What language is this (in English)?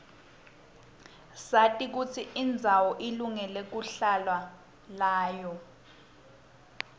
Swati